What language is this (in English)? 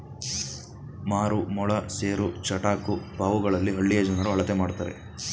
Kannada